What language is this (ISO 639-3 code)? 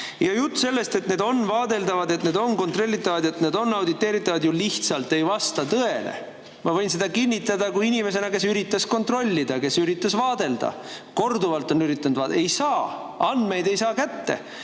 est